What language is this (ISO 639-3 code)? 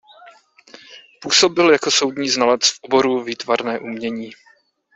ces